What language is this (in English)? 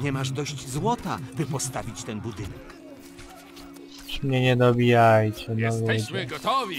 Polish